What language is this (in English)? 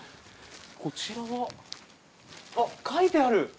Japanese